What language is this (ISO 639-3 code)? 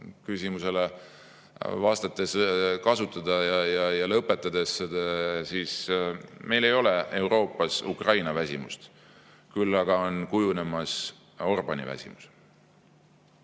est